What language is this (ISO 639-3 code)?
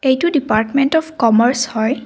asm